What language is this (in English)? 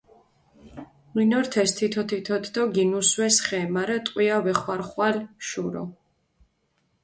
Mingrelian